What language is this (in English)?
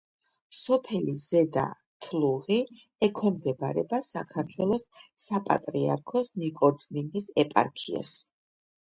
Georgian